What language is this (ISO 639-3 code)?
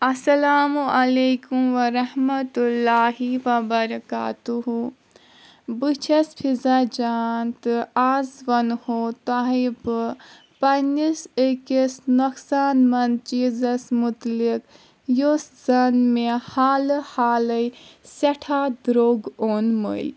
kas